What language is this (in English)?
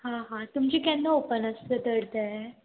Konkani